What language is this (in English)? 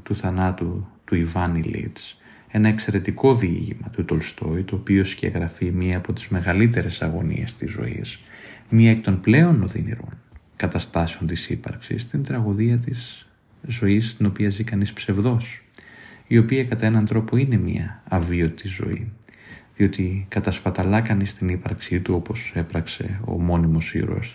Greek